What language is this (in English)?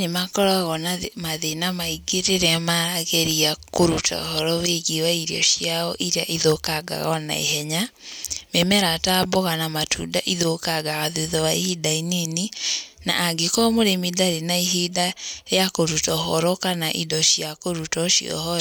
Kikuyu